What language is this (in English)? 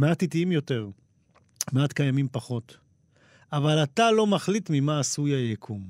Hebrew